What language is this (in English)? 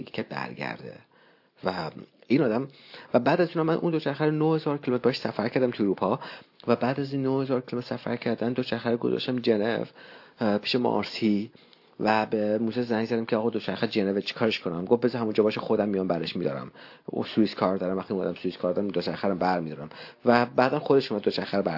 Persian